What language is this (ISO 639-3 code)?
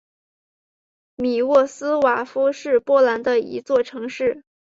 zho